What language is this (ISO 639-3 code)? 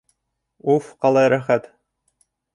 bak